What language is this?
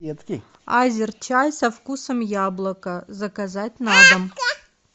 Russian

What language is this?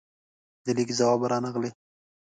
Pashto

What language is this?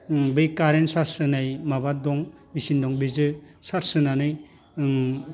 Bodo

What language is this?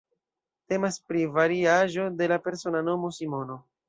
Esperanto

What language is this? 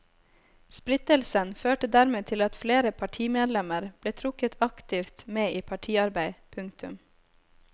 Norwegian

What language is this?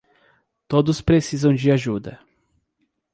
Portuguese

